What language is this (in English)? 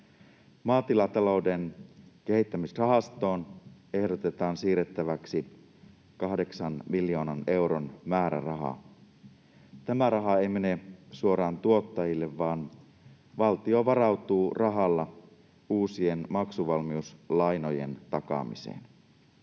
Finnish